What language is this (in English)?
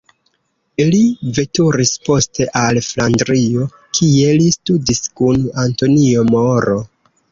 Esperanto